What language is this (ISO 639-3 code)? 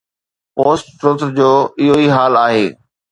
snd